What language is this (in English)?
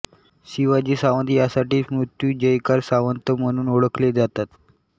Marathi